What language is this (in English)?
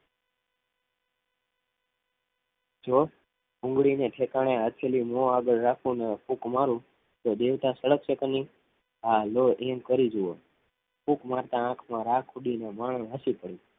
Gujarati